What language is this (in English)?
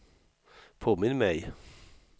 Swedish